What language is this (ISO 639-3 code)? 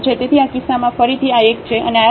guj